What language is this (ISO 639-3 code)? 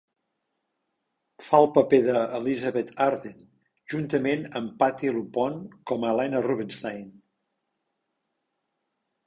cat